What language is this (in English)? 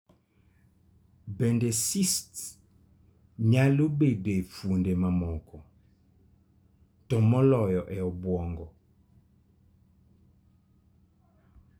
Luo (Kenya and Tanzania)